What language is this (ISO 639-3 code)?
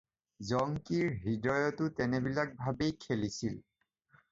asm